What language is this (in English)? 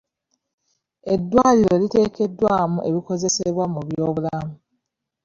Ganda